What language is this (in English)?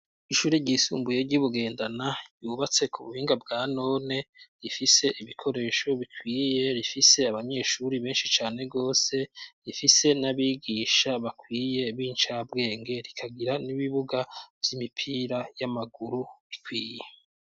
Rundi